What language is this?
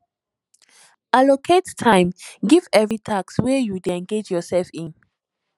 Nigerian Pidgin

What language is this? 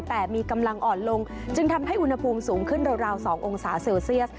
Thai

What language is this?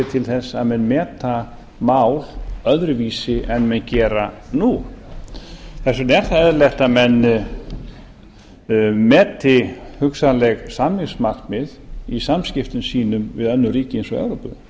Icelandic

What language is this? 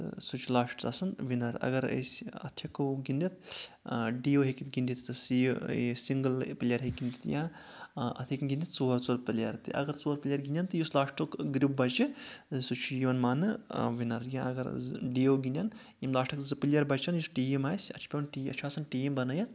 Kashmiri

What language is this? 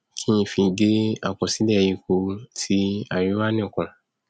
Yoruba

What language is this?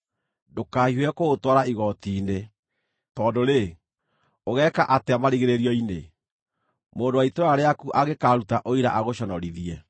Kikuyu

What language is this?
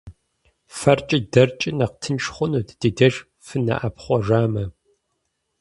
Kabardian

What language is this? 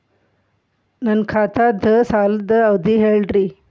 Kannada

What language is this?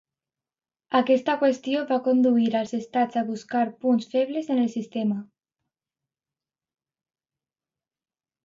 Catalan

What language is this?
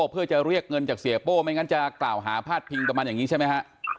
Thai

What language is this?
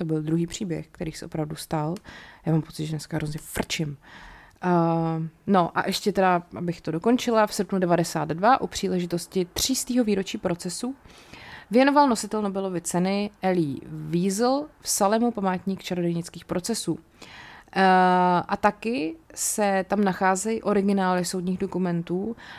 Czech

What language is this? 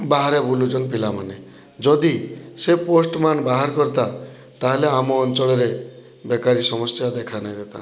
Odia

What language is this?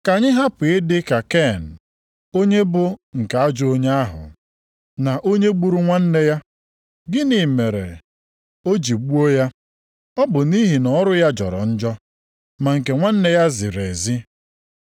Igbo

